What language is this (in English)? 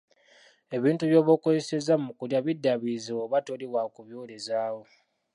Ganda